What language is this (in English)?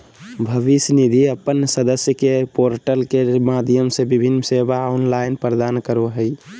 Magahi